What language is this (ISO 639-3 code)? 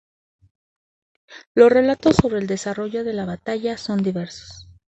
spa